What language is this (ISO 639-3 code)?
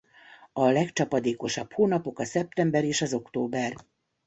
hun